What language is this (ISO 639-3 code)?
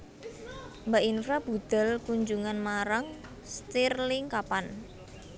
jav